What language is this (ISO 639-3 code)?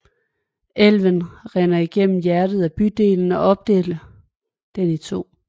dan